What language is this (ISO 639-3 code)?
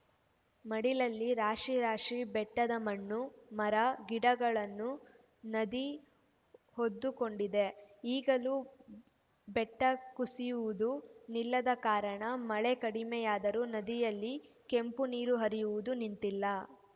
kan